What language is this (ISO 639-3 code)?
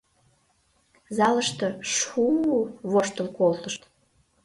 chm